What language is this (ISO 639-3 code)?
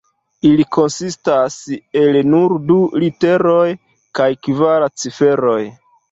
epo